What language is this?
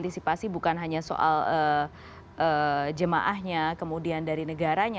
Indonesian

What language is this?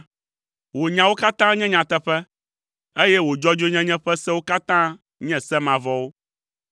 Ewe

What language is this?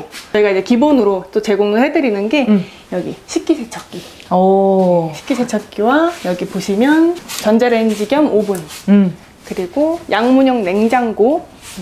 Korean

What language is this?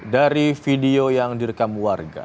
Indonesian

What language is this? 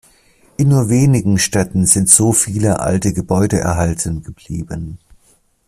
German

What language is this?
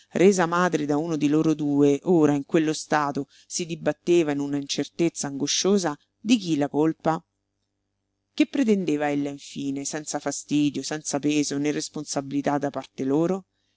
Italian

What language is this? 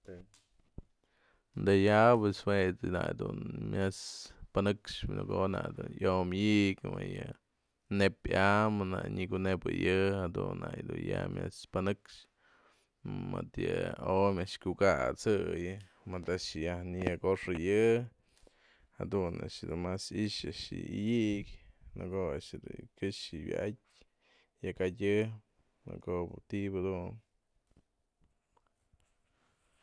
Mazatlán Mixe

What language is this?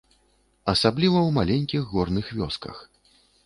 Belarusian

